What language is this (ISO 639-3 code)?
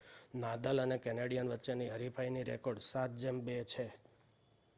guj